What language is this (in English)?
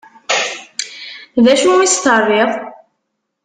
Kabyle